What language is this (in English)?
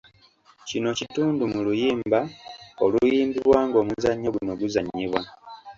Ganda